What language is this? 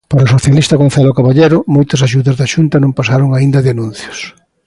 Galician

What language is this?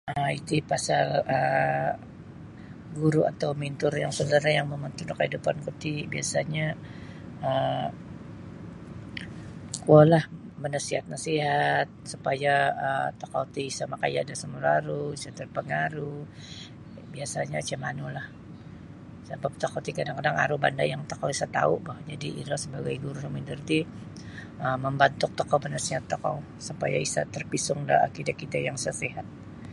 Sabah Bisaya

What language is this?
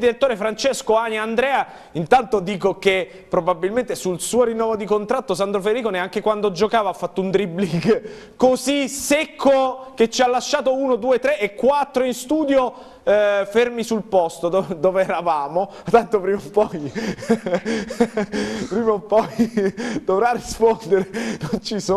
Italian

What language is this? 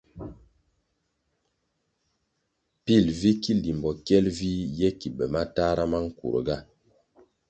Kwasio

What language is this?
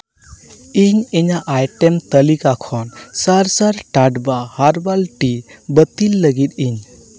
Santali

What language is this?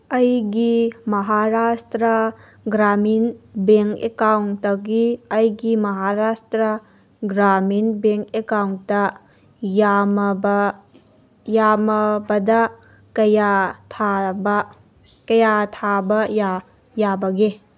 Manipuri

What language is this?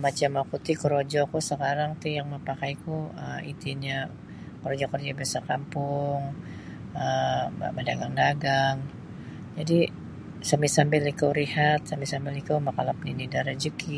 Sabah Bisaya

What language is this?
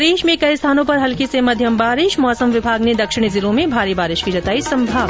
Hindi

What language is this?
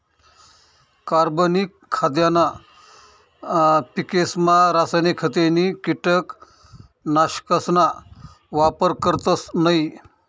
Marathi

